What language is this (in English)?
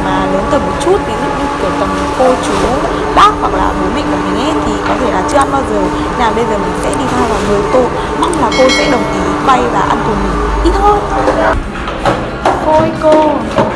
Vietnamese